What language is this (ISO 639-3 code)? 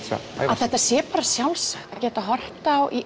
isl